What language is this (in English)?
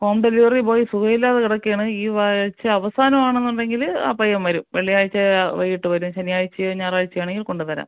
Malayalam